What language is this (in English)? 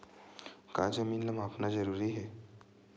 Chhattisgarhi